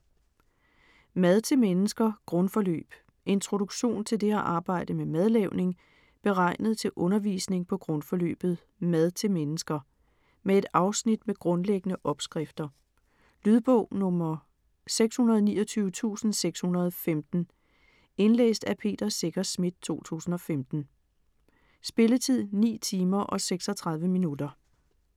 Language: Danish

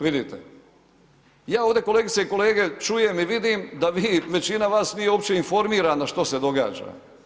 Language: Croatian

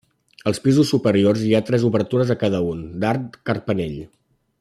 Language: Catalan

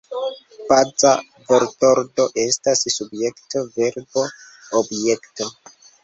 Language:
Esperanto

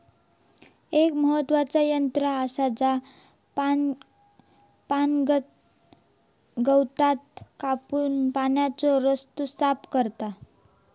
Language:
Marathi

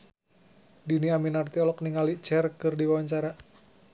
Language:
Sundanese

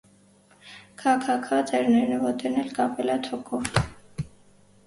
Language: Armenian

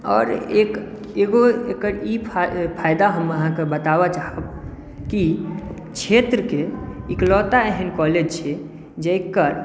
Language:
Maithili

